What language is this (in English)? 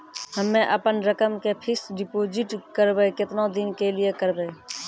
Maithili